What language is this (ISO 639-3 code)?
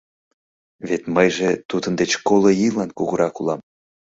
chm